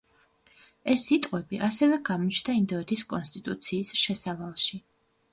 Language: Georgian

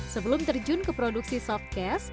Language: Indonesian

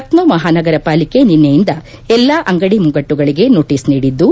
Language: Kannada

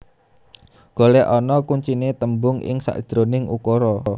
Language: Javanese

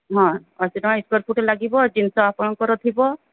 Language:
Odia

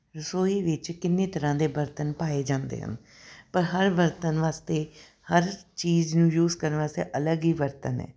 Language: Punjabi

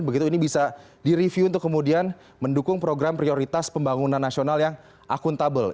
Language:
Indonesian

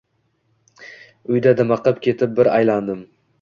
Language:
Uzbek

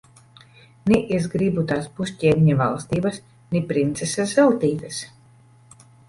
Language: Latvian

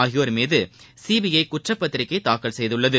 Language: Tamil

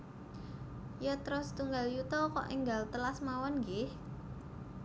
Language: Javanese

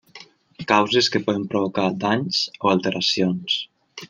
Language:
Catalan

